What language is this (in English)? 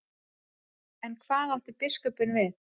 Icelandic